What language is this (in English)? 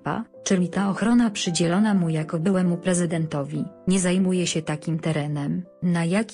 Polish